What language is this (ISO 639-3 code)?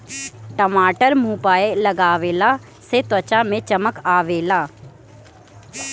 bho